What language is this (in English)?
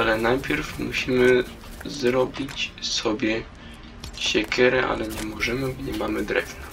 Polish